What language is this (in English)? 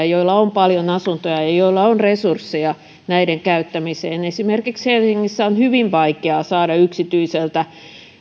Finnish